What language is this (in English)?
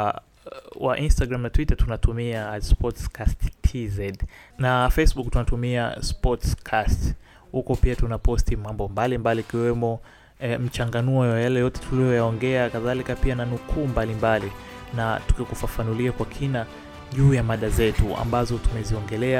Swahili